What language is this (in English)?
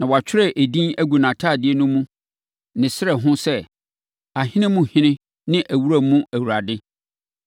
Akan